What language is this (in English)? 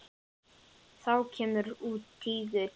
Icelandic